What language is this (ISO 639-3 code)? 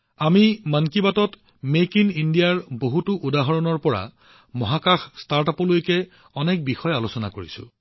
asm